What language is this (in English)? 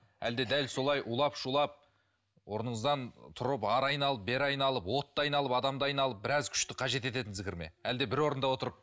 Kazakh